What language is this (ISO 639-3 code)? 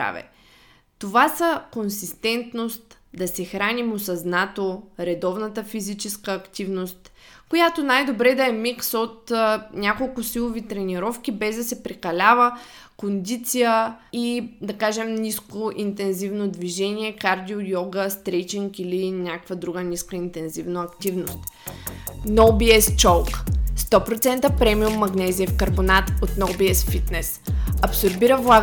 bul